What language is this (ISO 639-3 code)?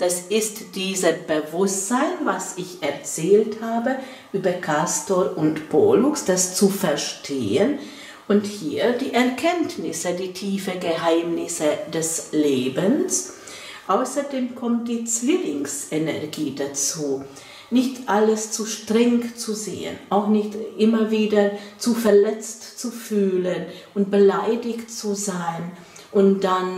deu